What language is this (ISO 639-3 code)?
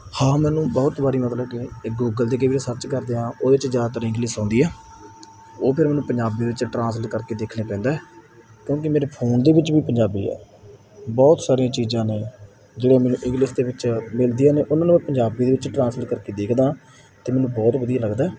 pan